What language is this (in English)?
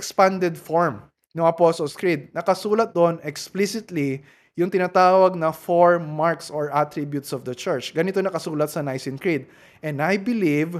Filipino